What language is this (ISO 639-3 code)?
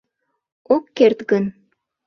chm